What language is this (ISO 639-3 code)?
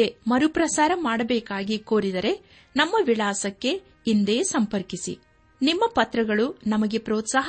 kan